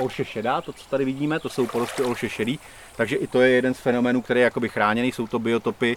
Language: Czech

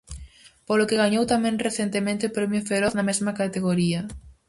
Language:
Galician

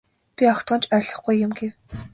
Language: Mongolian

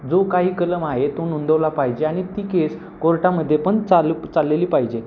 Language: Marathi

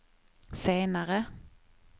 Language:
Swedish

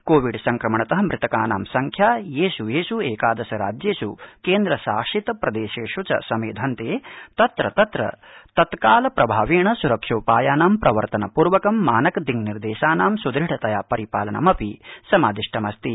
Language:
Sanskrit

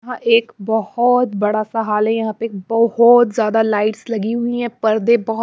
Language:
Hindi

